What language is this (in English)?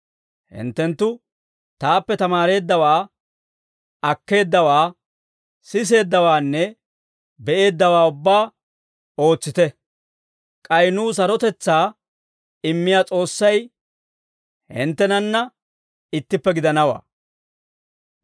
Dawro